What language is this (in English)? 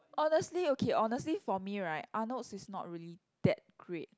English